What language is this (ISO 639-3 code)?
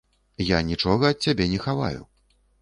bel